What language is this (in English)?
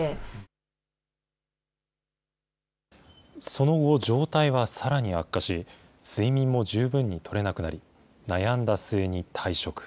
Japanese